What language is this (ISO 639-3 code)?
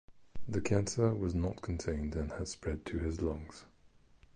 eng